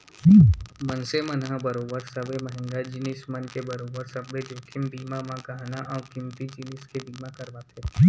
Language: Chhattisgarhi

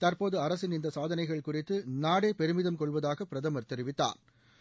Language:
Tamil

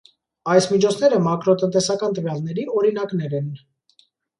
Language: Armenian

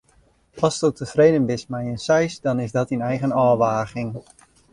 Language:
Western Frisian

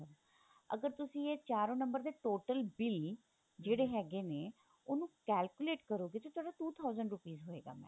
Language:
Punjabi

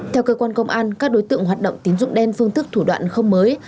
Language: Vietnamese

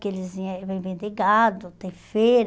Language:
Portuguese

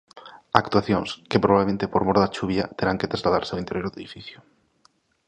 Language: Galician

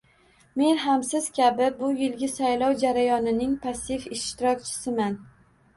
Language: Uzbek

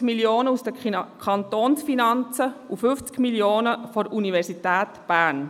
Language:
Swiss German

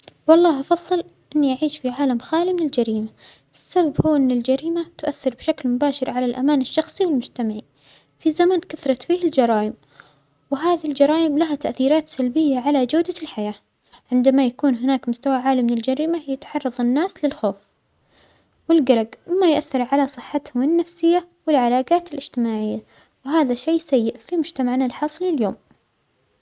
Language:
Omani Arabic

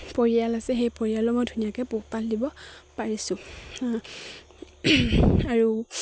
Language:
Assamese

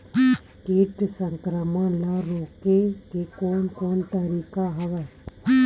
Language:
Chhattisgarhi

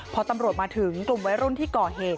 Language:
Thai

